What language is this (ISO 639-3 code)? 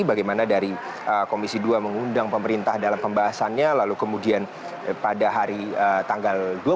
ind